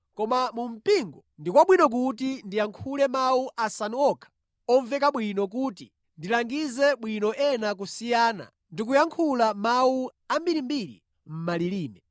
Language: Nyanja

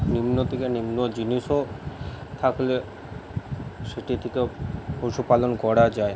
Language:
Bangla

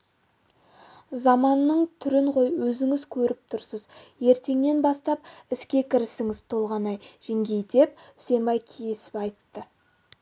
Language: Kazakh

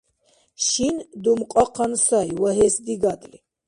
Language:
Dargwa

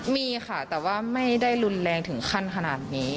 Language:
Thai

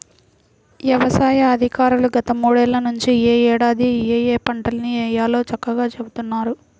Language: Telugu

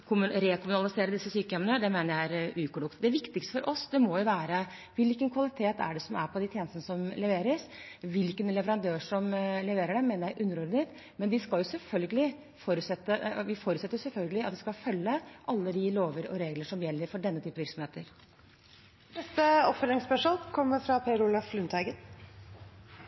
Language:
Norwegian Bokmål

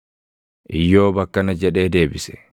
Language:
Oromo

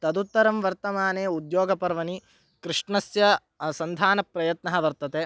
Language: Sanskrit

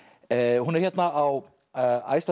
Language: Icelandic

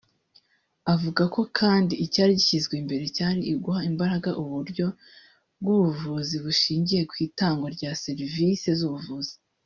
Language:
Kinyarwanda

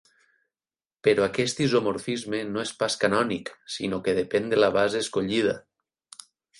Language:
Catalan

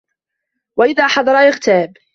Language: Arabic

